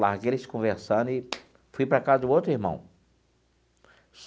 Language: Portuguese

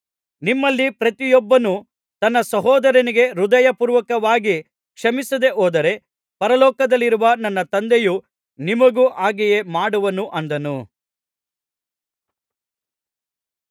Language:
Kannada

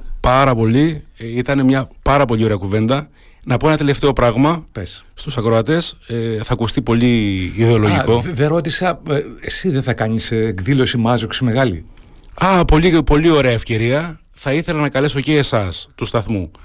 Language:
Greek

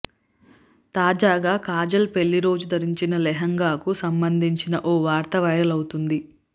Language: Telugu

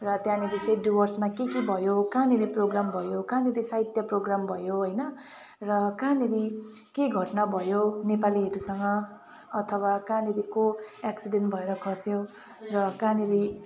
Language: Nepali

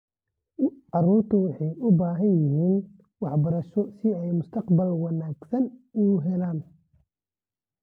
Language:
Somali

